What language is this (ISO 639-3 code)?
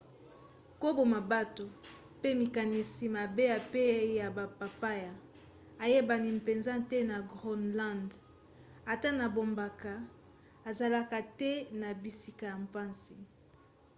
lin